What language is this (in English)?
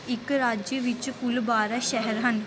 Punjabi